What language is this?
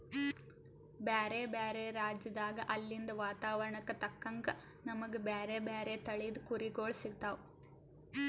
Kannada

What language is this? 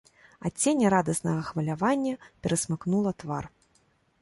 Belarusian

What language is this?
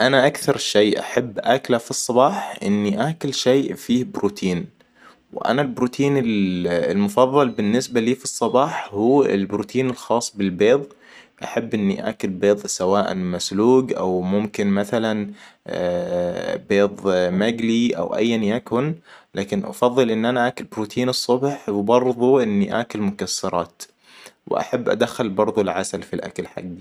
Hijazi Arabic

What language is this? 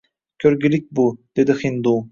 Uzbek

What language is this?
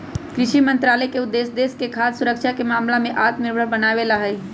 Magahi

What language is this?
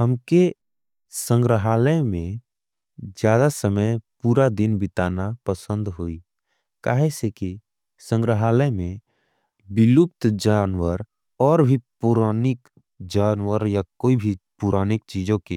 Angika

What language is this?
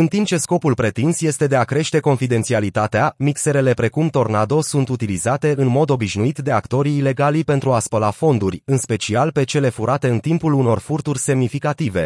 Romanian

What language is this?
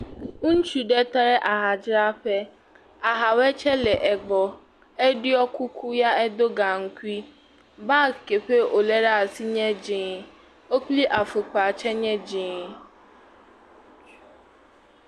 Ewe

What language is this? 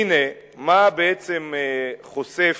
Hebrew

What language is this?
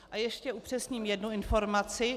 Czech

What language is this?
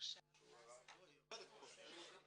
Hebrew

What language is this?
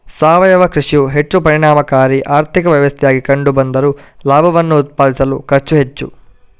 Kannada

